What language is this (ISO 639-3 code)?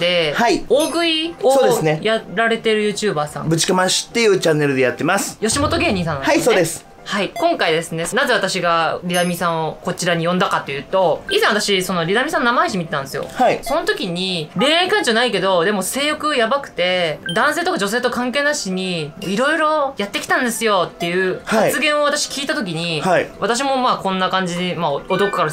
jpn